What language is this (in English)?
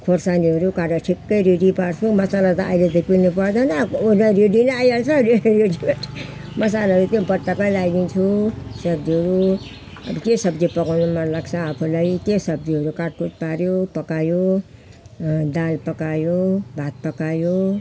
Nepali